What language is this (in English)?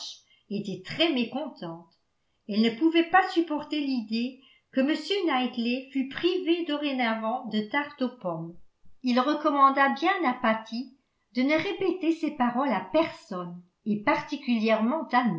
French